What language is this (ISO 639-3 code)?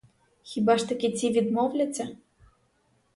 ukr